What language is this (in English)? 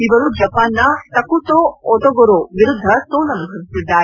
Kannada